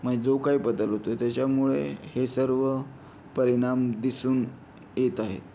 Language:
Marathi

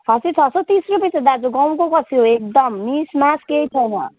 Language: Nepali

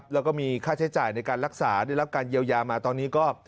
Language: Thai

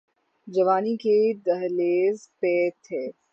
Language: Urdu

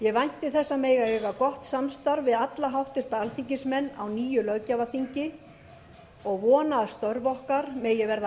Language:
Icelandic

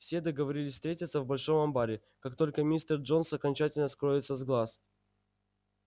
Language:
Russian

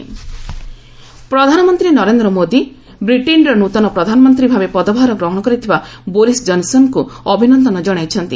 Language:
Odia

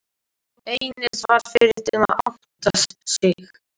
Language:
Icelandic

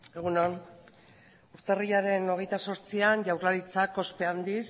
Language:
Basque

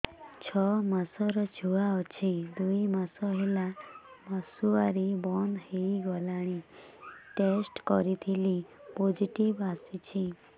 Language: Odia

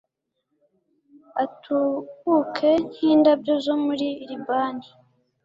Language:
Kinyarwanda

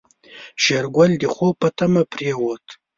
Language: Pashto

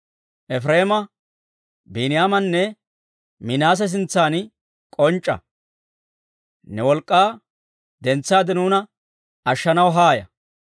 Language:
Dawro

